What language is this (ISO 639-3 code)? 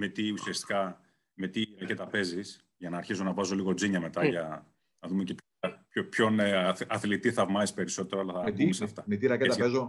ell